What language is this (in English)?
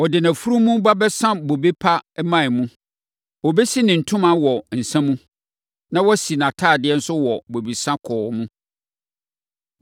Akan